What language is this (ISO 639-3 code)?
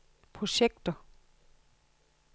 dan